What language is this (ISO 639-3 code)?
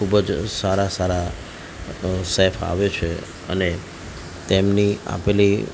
guj